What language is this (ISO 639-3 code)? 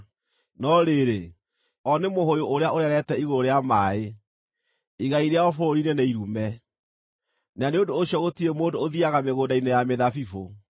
kik